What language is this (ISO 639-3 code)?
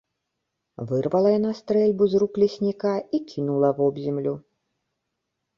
bel